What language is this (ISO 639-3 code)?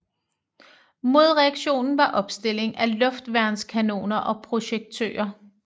dan